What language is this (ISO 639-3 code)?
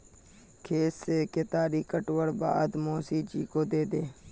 mag